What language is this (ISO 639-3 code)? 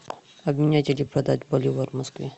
rus